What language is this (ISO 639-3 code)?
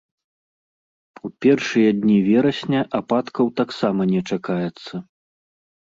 bel